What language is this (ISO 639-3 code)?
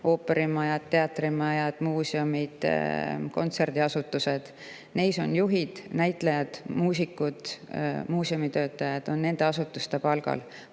est